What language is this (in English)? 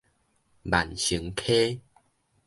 Min Nan Chinese